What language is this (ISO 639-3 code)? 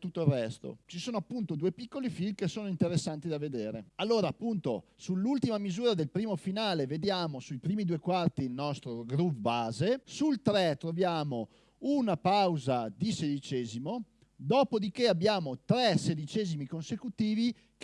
ita